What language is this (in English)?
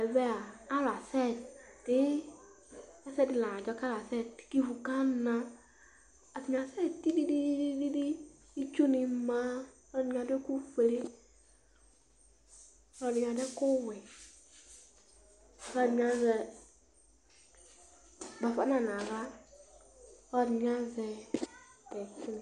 Ikposo